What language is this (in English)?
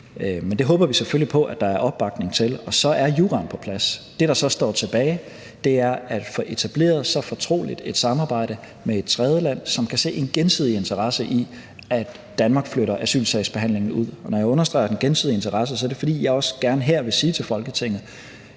Danish